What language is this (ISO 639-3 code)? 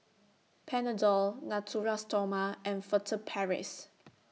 eng